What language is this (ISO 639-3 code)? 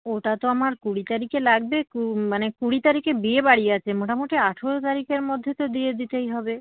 ben